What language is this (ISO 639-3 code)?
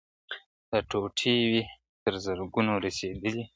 pus